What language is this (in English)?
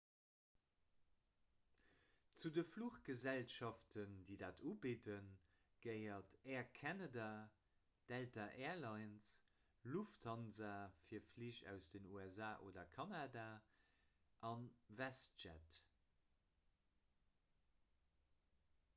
Luxembourgish